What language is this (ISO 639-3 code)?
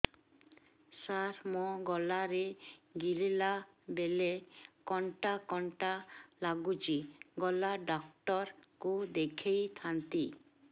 ori